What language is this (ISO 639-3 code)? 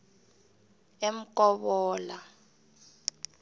nbl